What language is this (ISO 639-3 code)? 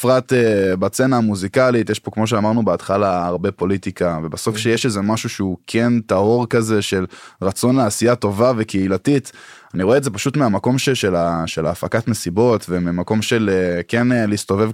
heb